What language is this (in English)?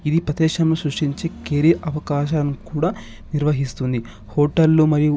Telugu